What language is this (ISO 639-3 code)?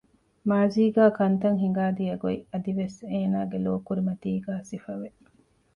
div